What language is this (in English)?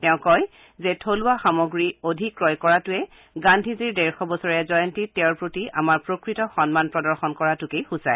Assamese